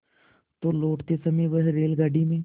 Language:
Hindi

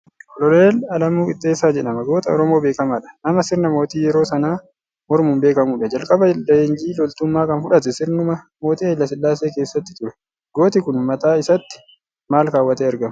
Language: Oromo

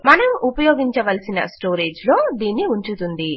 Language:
Telugu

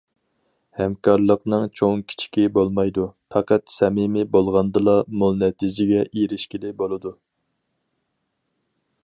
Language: Uyghur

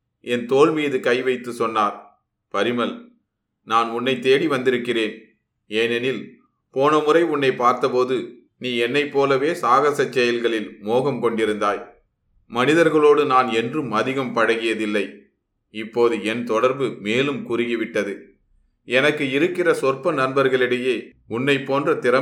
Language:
Tamil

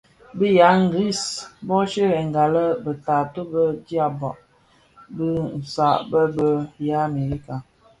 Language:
Bafia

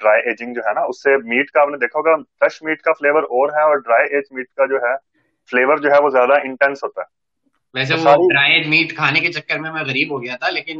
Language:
Urdu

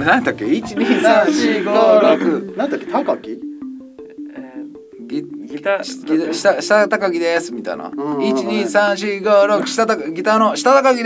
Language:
Japanese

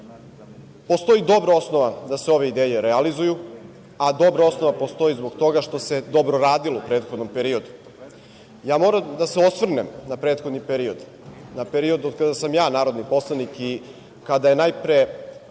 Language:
Serbian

